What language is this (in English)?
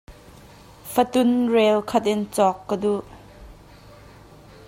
Hakha Chin